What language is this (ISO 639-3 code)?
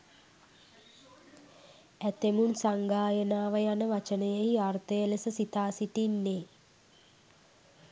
sin